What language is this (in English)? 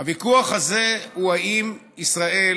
Hebrew